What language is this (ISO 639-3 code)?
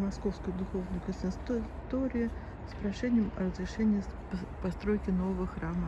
rus